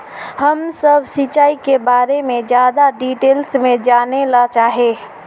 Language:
Magahi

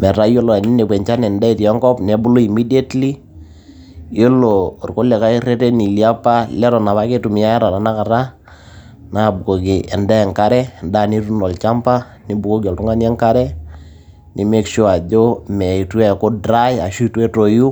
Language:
Masai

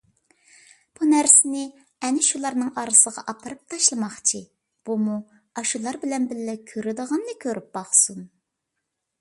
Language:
Uyghur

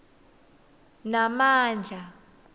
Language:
Swati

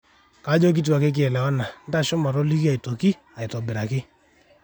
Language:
Masai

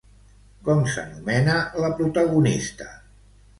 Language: Catalan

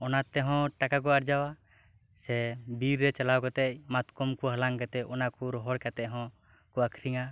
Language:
Santali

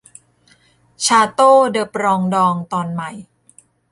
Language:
Thai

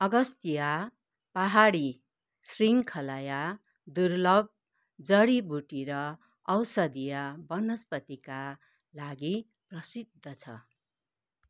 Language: Nepali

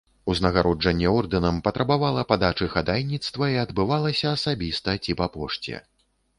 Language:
Belarusian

